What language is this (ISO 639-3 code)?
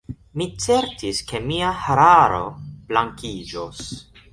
epo